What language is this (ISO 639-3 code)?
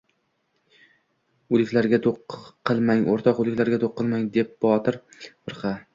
uzb